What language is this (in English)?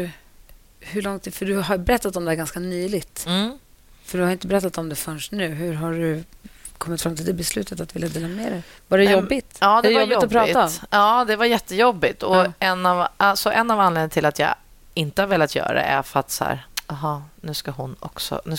Swedish